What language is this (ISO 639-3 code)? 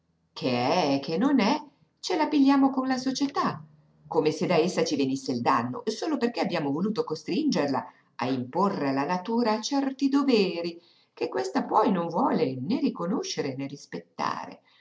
ita